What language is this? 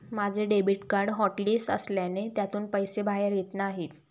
Marathi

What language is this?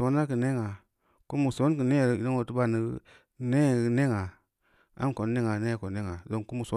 Samba Leko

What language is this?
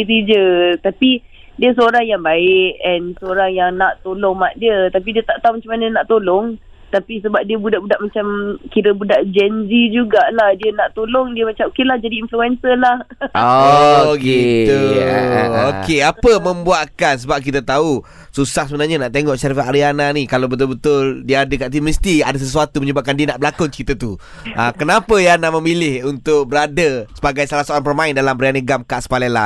Malay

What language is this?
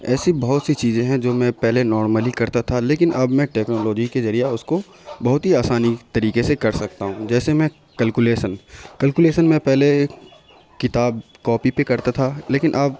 Urdu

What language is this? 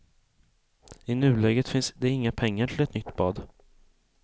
Swedish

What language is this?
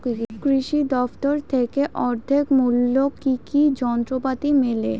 Bangla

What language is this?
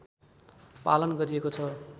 Nepali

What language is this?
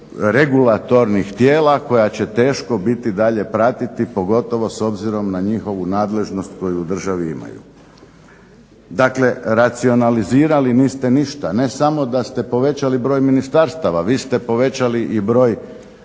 Croatian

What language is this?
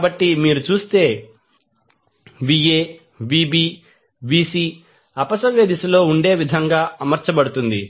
Telugu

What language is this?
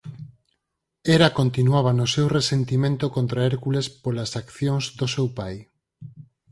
Galician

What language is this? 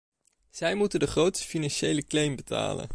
Dutch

